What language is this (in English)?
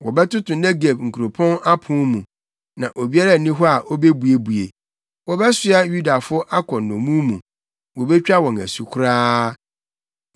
Akan